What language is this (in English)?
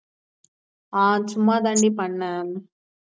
Tamil